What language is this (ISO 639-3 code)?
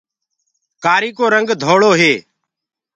ggg